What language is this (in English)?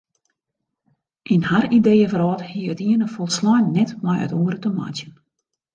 Western Frisian